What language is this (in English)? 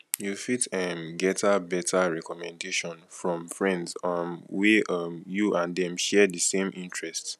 Nigerian Pidgin